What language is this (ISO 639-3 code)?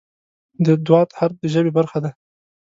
pus